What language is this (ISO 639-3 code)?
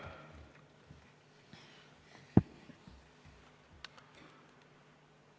est